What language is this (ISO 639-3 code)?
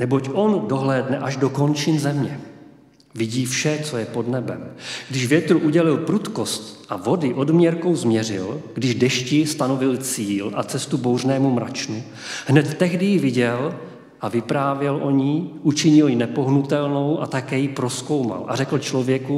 ces